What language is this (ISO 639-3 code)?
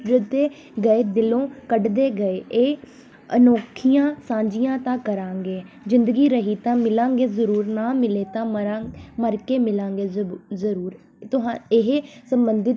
pan